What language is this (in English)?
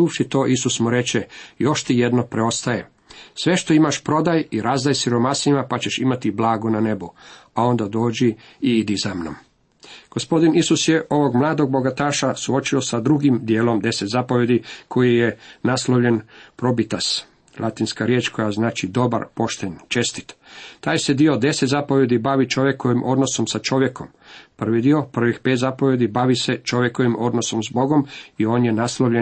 Croatian